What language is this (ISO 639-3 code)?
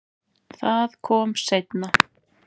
isl